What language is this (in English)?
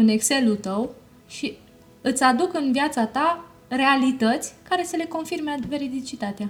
Romanian